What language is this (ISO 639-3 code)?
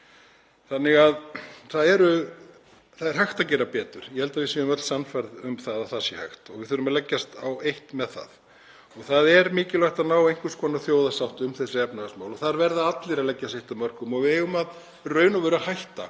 isl